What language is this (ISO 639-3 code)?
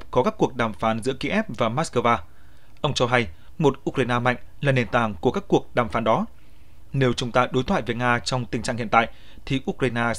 vie